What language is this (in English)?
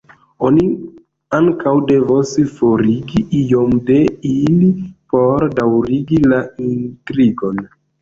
Esperanto